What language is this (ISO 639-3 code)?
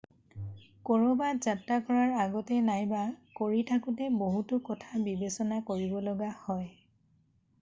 asm